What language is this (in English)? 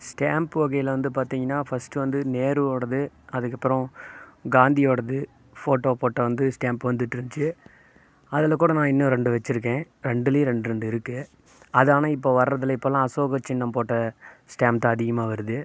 Tamil